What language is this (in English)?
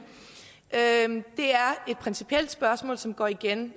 Danish